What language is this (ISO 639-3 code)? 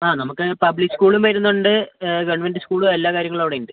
mal